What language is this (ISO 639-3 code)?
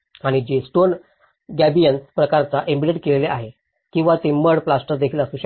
mar